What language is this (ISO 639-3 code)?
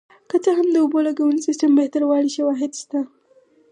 pus